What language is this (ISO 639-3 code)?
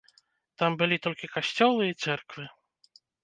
bel